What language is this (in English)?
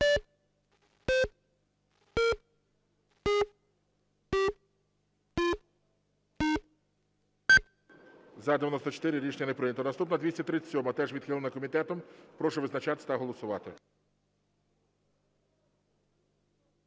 Ukrainian